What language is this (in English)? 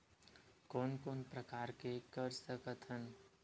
Chhattisgarhi